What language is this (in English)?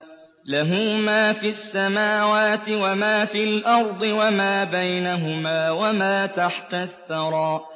Arabic